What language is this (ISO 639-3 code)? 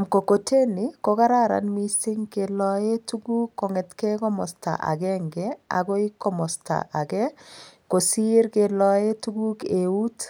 kln